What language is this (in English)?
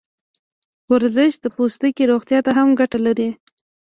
Pashto